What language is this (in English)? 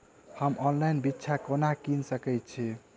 Maithili